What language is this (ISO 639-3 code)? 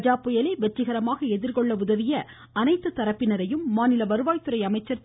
tam